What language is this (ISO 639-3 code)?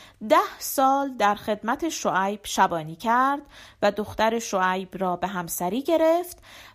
fas